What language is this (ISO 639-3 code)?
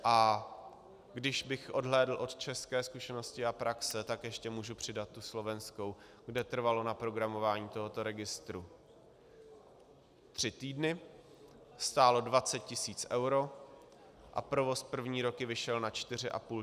ces